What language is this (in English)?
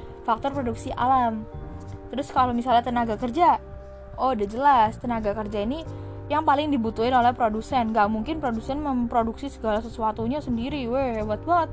Indonesian